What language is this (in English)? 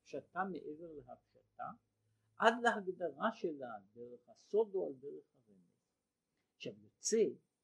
Hebrew